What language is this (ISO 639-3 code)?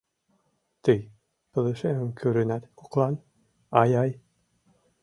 chm